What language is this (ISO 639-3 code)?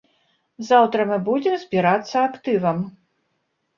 bel